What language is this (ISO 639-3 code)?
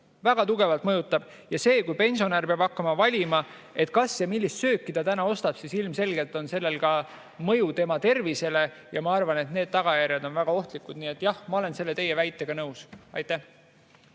est